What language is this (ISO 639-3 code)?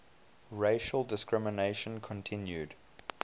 eng